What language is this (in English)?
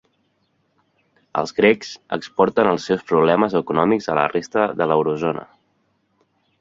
Catalan